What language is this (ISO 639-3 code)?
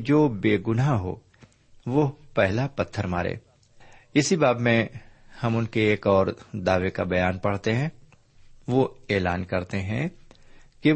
urd